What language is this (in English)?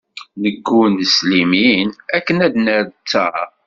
Kabyle